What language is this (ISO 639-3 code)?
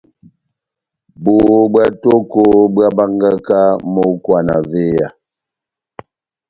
bnm